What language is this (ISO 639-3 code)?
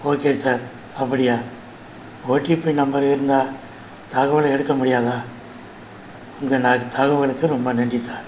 tam